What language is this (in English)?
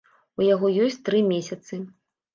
Belarusian